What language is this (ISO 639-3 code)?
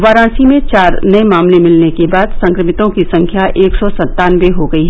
hin